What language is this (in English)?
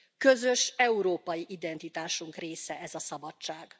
Hungarian